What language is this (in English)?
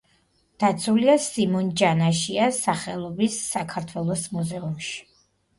Georgian